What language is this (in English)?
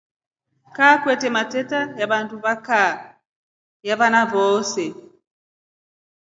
Rombo